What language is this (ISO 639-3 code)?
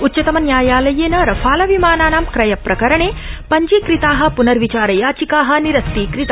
san